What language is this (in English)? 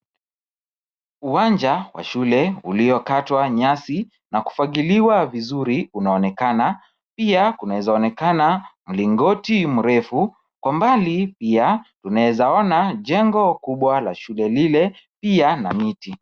Swahili